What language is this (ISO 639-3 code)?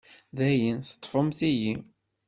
kab